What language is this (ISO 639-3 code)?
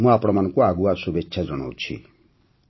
ori